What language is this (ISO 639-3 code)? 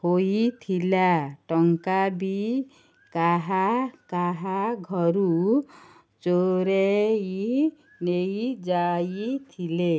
ori